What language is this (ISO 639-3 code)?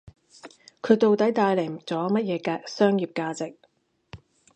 yue